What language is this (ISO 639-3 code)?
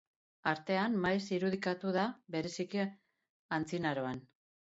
eus